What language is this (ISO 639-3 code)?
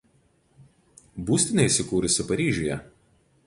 lit